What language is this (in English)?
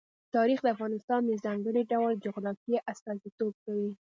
Pashto